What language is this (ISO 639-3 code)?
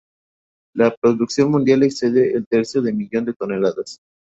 spa